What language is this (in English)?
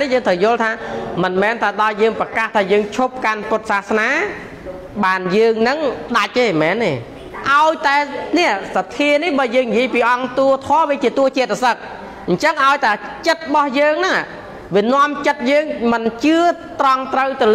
Thai